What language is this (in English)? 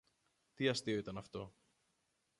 Greek